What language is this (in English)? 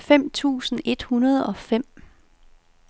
Danish